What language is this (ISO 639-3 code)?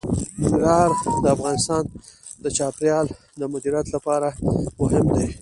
pus